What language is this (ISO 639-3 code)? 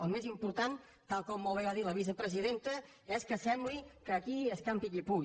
cat